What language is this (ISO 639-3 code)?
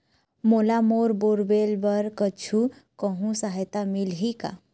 hne